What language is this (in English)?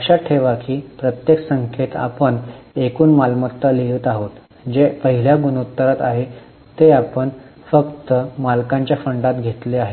Marathi